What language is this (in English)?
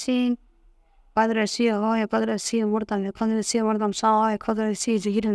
Dazaga